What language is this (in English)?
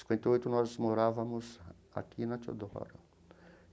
Portuguese